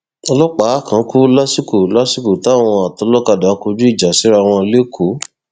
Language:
Yoruba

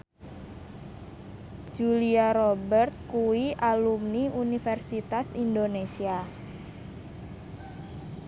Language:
Javanese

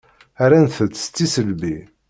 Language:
Kabyle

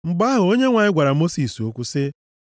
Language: Igbo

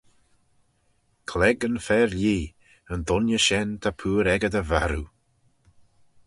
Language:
Manx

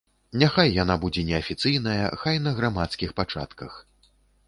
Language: Belarusian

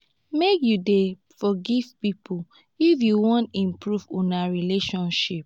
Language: Nigerian Pidgin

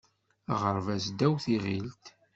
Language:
Kabyle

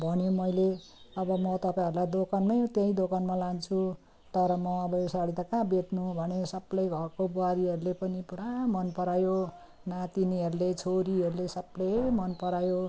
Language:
Nepali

